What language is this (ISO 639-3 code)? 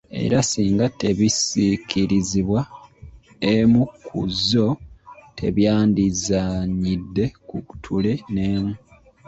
lug